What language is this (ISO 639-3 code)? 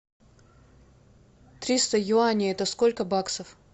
rus